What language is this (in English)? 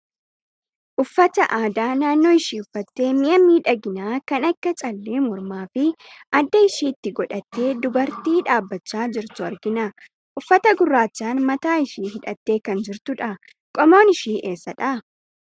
Oromo